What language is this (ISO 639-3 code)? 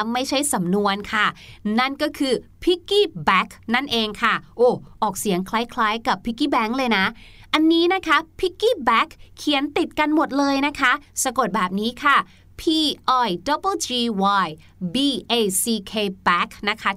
tha